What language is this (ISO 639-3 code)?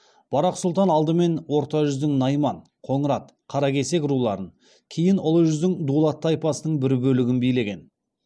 kaz